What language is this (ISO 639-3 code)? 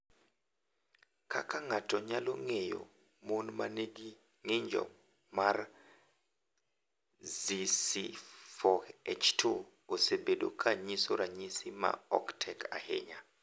luo